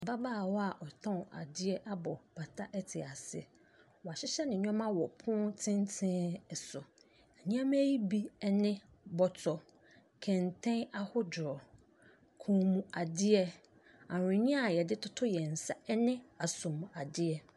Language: Akan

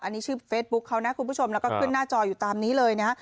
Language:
Thai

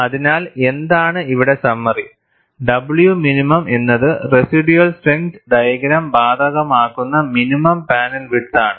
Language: Malayalam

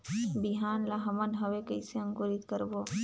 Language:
Chhattisgarhi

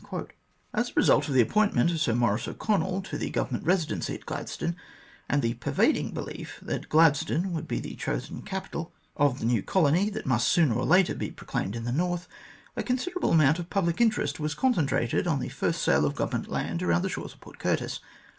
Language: English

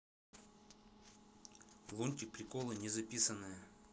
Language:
Russian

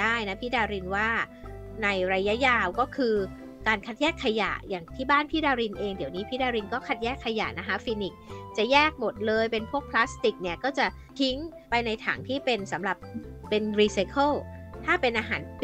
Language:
Thai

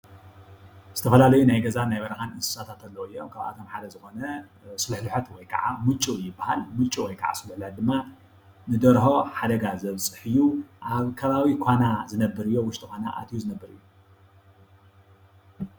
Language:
Tigrinya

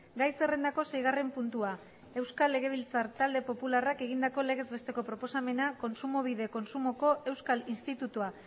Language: Basque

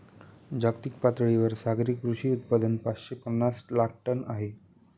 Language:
Marathi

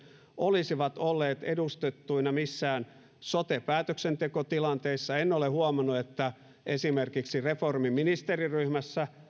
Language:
Finnish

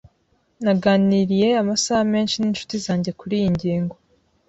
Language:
Kinyarwanda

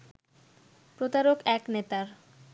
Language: Bangla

